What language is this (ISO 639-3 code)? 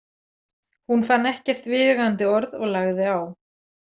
isl